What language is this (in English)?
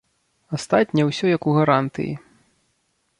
Belarusian